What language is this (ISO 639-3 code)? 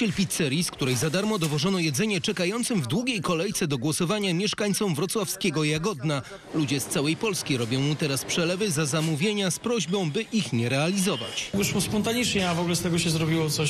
pol